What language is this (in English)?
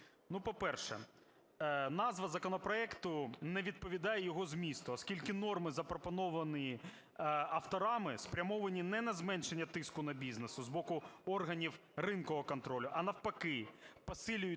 Ukrainian